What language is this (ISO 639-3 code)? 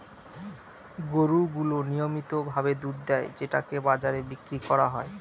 ben